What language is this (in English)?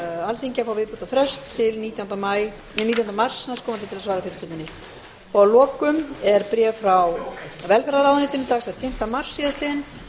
Icelandic